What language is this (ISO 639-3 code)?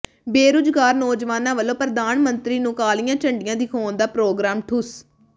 pan